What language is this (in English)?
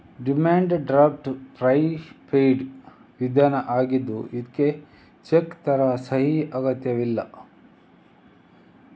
Kannada